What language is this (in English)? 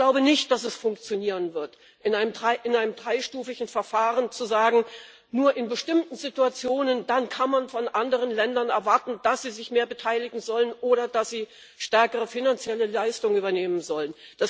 German